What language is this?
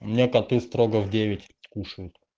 Russian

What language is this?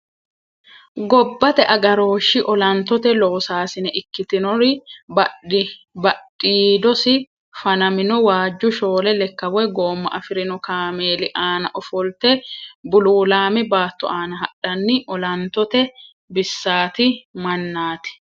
Sidamo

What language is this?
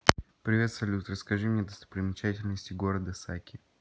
Russian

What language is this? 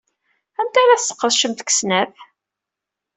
Kabyle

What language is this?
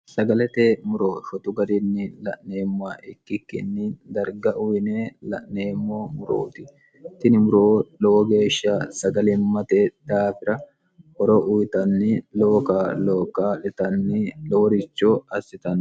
Sidamo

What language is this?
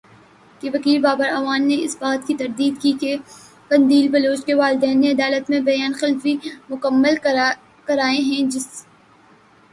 Urdu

